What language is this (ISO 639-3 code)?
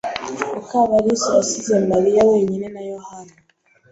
kin